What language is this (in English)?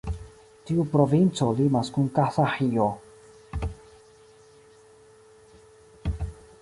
Esperanto